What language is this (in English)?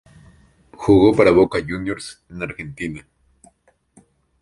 Spanish